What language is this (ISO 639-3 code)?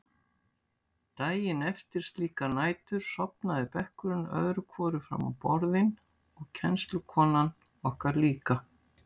isl